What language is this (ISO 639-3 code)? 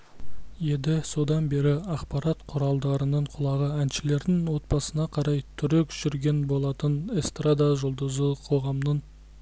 kaz